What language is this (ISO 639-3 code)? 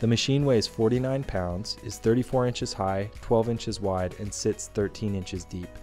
eng